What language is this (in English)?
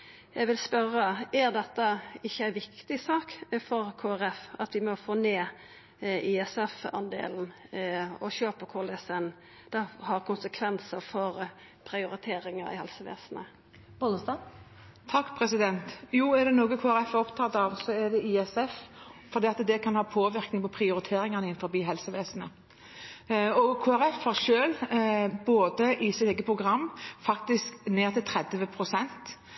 Norwegian